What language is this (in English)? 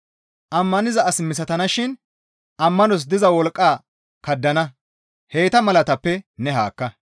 Gamo